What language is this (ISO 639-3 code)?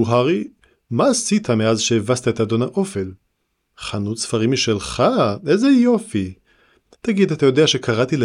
heb